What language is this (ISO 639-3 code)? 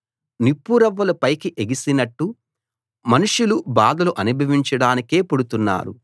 tel